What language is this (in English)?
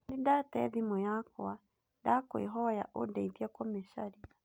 Kikuyu